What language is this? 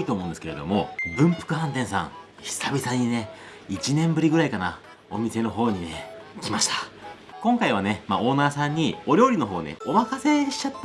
Japanese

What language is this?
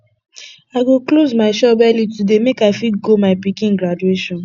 Nigerian Pidgin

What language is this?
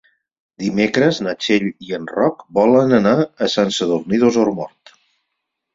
Catalan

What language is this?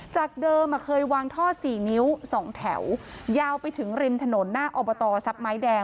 Thai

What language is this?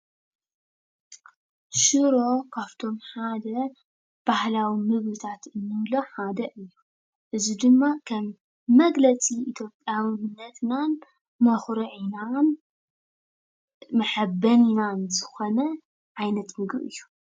Tigrinya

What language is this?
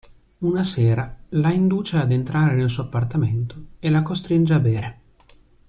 Italian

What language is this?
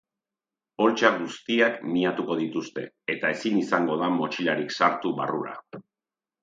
Basque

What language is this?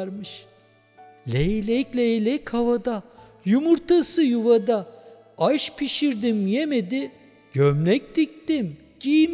Turkish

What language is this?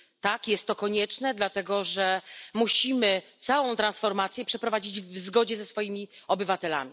Polish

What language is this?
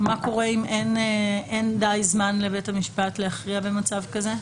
Hebrew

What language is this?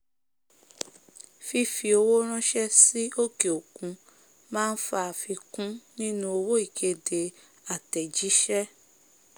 Yoruba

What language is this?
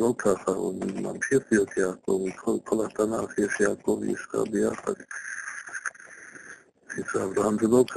Hebrew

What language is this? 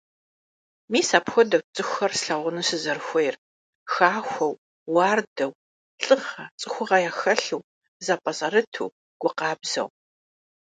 Kabardian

